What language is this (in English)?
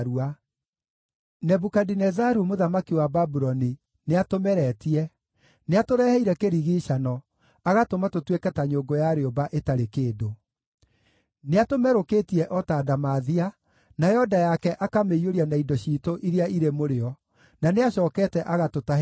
Kikuyu